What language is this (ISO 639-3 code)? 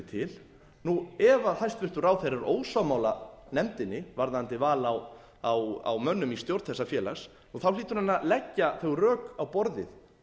isl